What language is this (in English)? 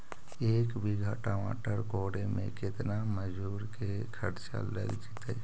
Magahi